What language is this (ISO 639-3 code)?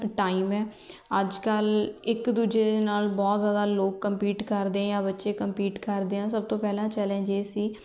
pan